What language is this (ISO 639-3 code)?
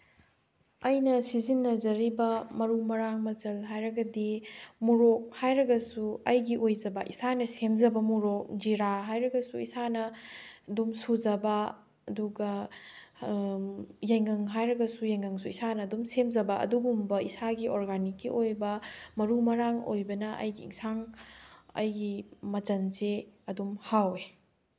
mni